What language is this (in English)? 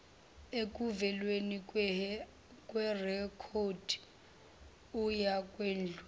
Zulu